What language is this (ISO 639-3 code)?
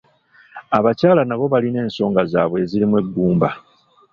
lug